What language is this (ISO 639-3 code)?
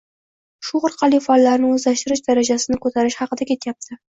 uzb